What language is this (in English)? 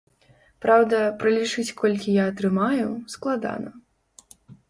Belarusian